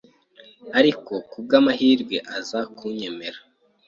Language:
Kinyarwanda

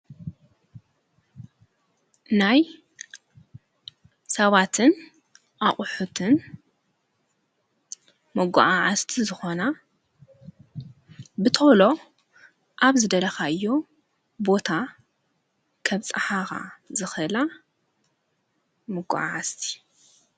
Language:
Tigrinya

